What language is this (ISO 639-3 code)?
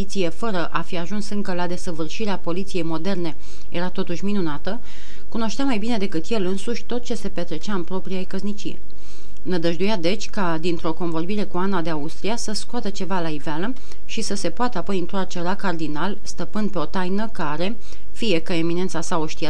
ron